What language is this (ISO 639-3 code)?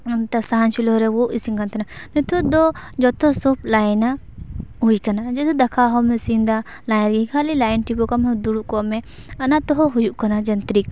sat